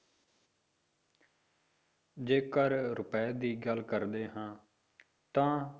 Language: Punjabi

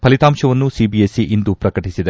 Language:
Kannada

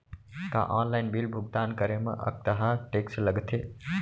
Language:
Chhattisgarhi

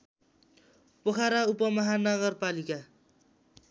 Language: Nepali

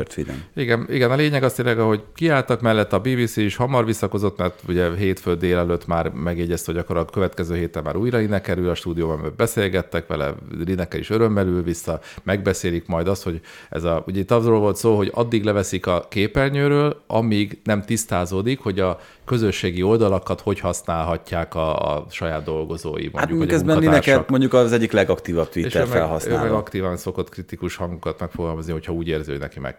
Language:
Hungarian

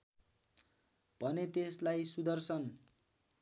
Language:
Nepali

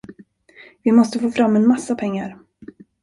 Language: Swedish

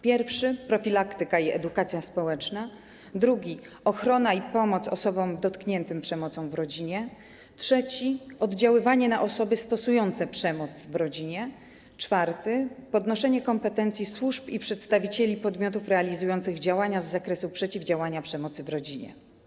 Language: Polish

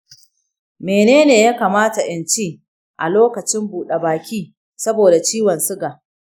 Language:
Hausa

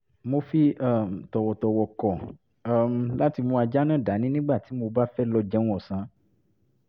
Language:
Yoruba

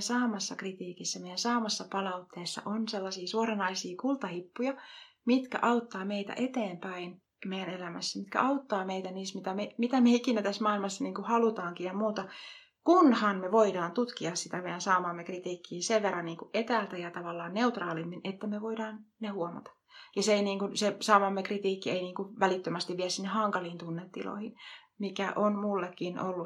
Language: Finnish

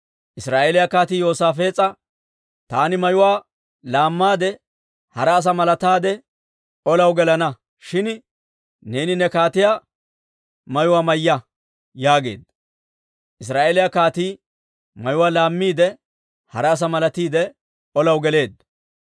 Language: Dawro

